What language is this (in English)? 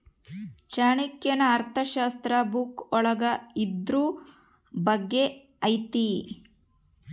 Kannada